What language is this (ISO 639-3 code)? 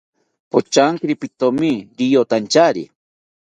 cpy